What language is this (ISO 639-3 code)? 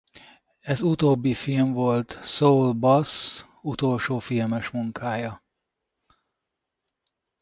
hun